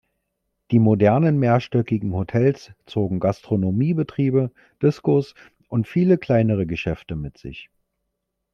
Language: German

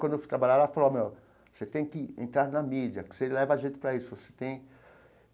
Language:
Portuguese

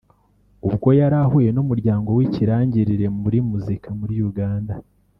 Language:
Kinyarwanda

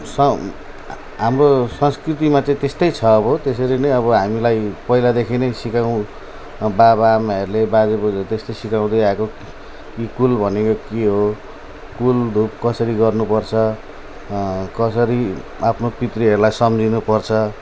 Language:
Nepali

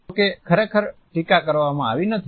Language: Gujarati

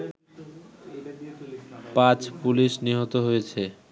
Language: Bangla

